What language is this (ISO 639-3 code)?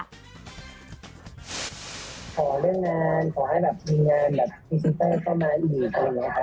tha